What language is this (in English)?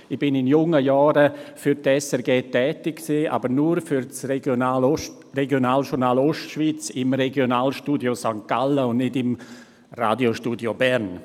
Swiss German